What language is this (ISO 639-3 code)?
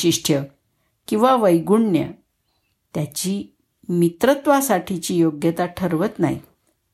mar